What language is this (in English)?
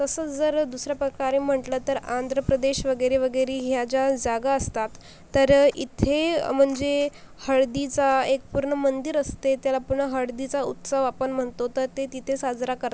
Marathi